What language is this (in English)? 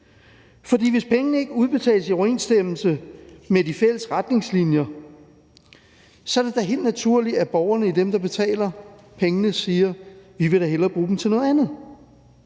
Danish